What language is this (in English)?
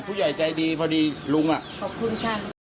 Thai